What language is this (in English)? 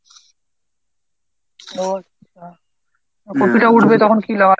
Bangla